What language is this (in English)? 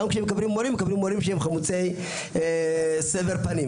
Hebrew